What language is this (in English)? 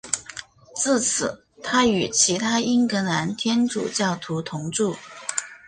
Chinese